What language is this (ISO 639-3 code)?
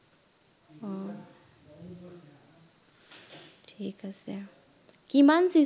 asm